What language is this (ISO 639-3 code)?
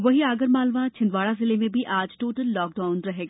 hin